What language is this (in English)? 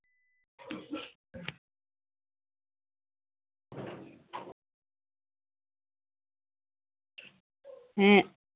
Santali